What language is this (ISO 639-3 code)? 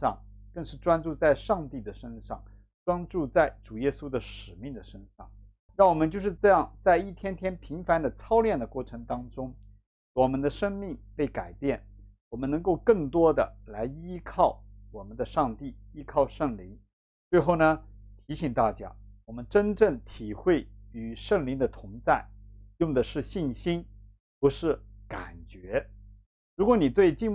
zho